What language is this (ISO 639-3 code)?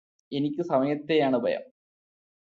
mal